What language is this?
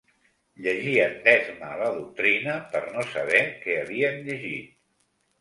Catalan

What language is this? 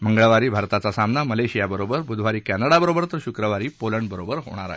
Marathi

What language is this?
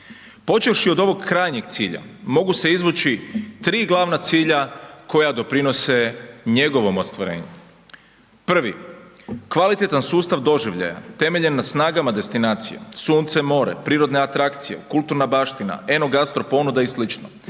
Croatian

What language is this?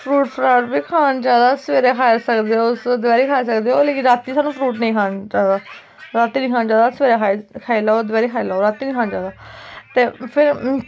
Dogri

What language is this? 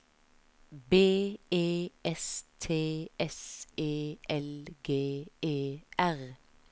Norwegian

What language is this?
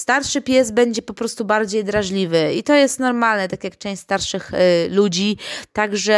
Polish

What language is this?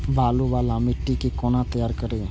Maithili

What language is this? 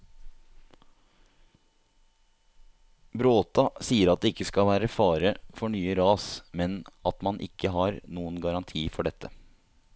Norwegian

